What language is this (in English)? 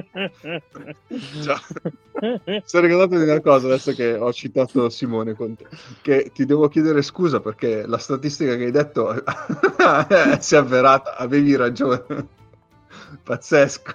Italian